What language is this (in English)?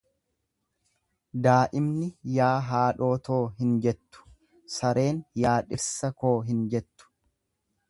Oromo